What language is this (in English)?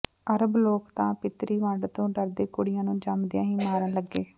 Punjabi